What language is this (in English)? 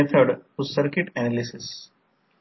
Marathi